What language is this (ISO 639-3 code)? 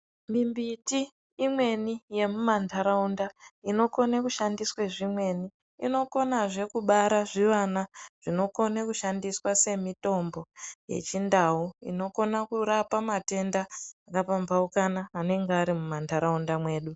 ndc